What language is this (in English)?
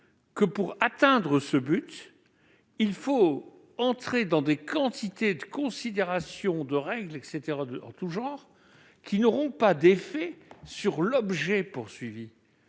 French